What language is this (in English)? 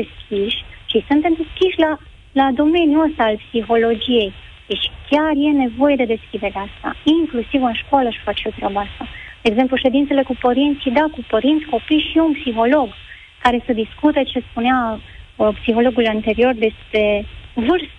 Romanian